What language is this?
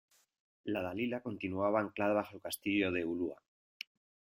Spanish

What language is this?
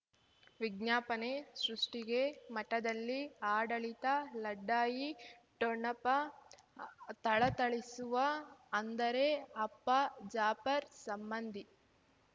Kannada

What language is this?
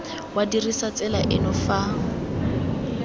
Tswana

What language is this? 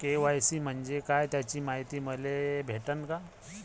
Marathi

